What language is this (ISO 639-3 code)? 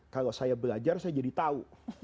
ind